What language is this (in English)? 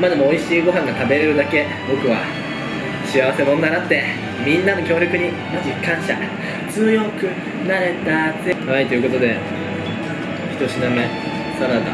Japanese